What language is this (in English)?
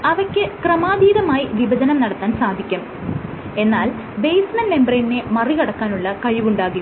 Malayalam